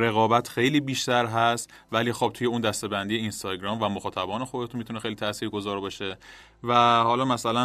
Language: Persian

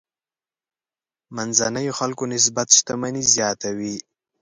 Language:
Pashto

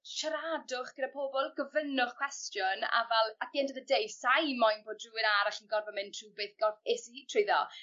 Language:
Welsh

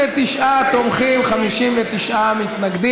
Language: Hebrew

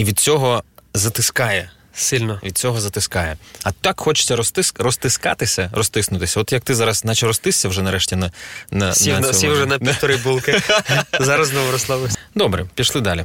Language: Ukrainian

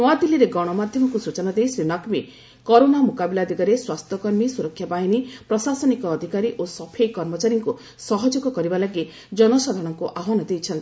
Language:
Odia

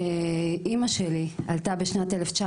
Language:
Hebrew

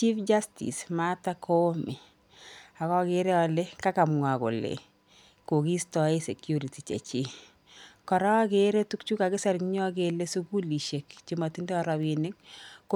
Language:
Kalenjin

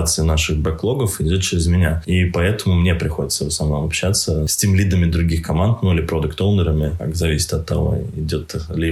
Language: Russian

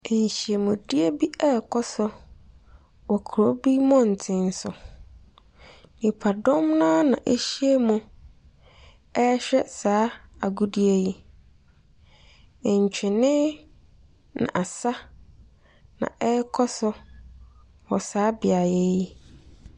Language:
Akan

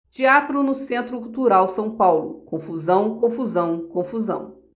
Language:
Portuguese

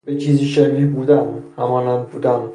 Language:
Persian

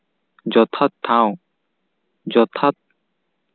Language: Santali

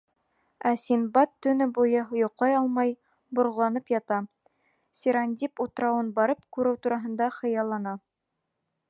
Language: Bashkir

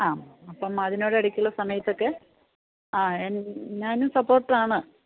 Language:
Malayalam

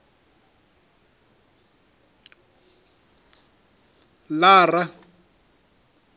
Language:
Venda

